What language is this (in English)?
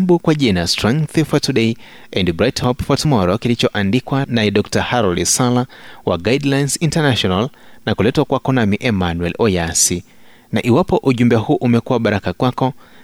Swahili